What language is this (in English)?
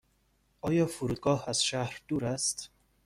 Persian